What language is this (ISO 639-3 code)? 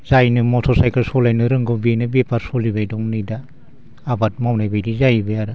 brx